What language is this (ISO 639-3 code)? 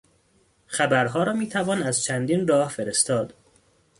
fas